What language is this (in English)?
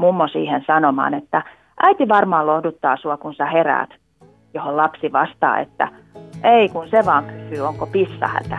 Finnish